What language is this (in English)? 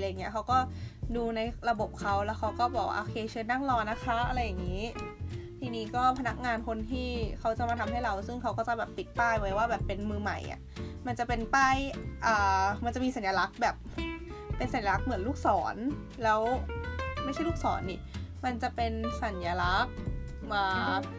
Thai